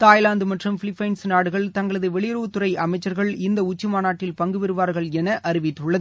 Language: Tamil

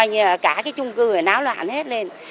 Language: Vietnamese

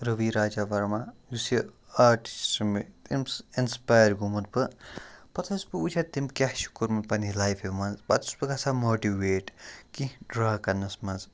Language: Kashmiri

